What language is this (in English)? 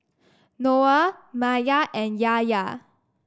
English